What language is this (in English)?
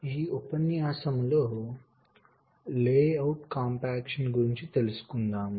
Telugu